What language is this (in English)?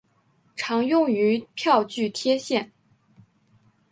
Chinese